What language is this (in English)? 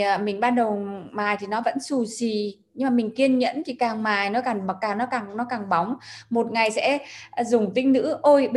Vietnamese